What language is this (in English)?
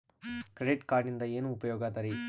Kannada